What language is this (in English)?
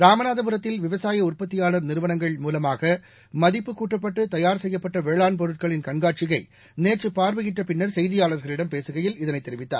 Tamil